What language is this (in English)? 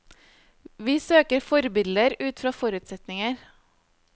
Norwegian